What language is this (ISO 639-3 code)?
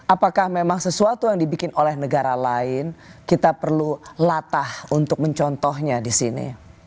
ind